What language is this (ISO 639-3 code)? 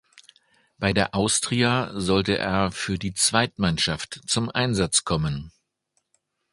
deu